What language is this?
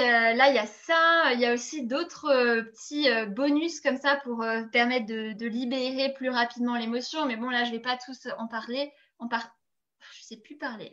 French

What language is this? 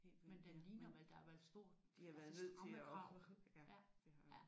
Danish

